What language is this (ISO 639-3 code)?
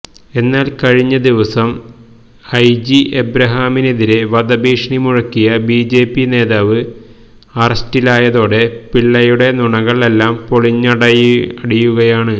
mal